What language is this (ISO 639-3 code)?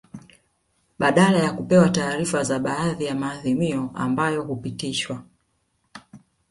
swa